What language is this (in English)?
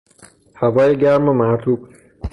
Persian